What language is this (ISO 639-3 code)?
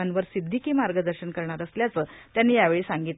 mar